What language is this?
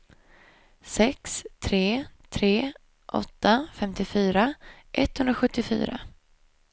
Swedish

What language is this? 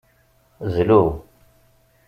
Kabyle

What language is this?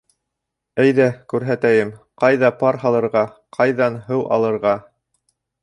Bashkir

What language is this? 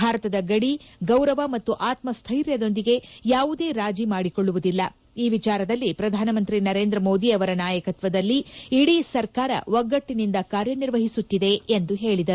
Kannada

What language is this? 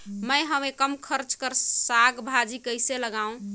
Chhattisgarhi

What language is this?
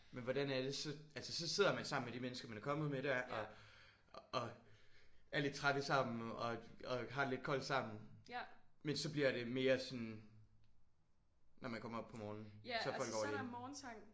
Danish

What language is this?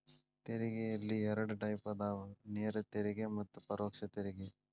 Kannada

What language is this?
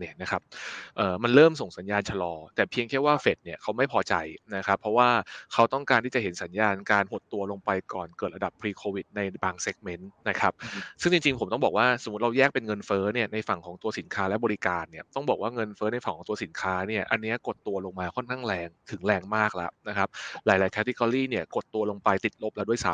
Thai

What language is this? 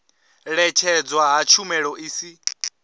Venda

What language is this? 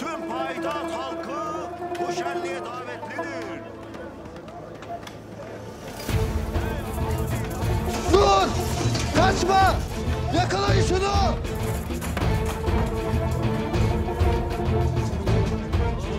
Turkish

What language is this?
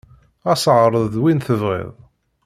Kabyle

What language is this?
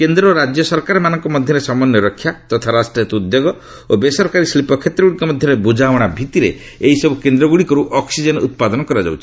Odia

